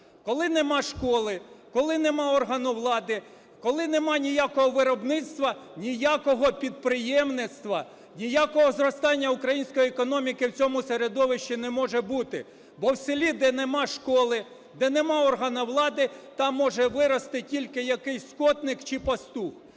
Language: Ukrainian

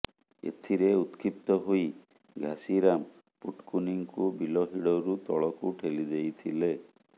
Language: Odia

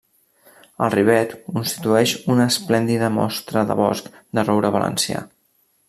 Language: Catalan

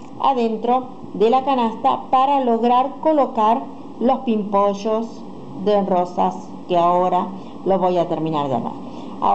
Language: Spanish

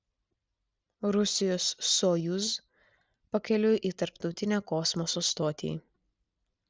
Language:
Lithuanian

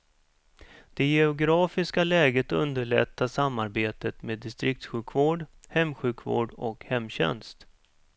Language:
Swedish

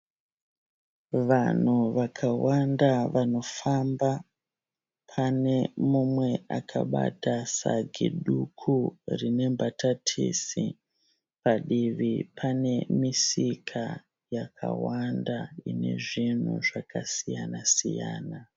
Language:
Shona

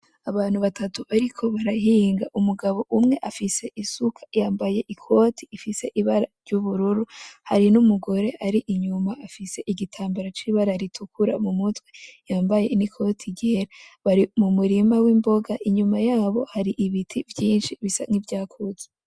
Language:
Rundi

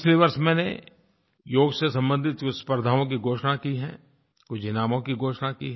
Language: Hindi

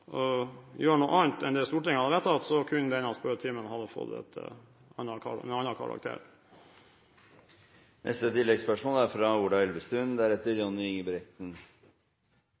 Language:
Norwegian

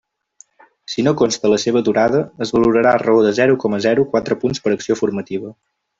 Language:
Catalan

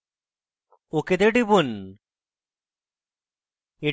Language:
Bangla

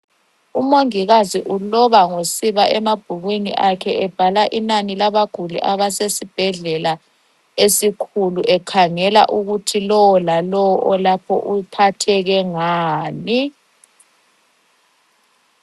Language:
North Ndebele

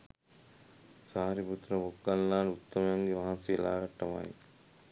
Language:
Sinhala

